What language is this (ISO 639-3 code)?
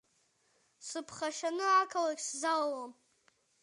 abk